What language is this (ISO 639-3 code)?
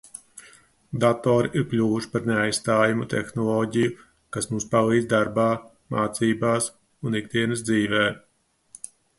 lav